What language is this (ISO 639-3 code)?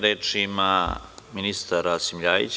srp